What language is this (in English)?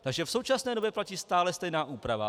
Czech